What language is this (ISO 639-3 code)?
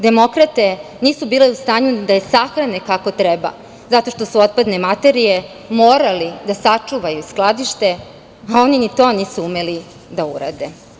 srp